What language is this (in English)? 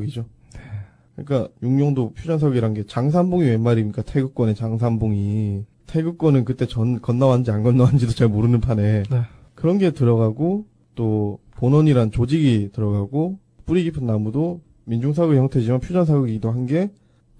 Korean